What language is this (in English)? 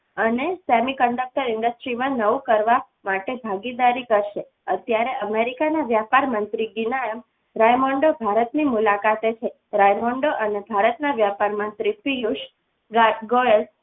Gujarati